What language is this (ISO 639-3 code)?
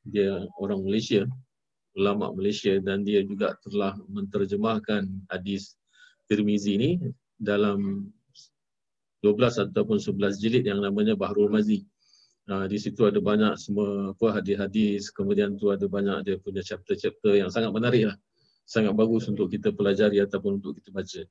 msa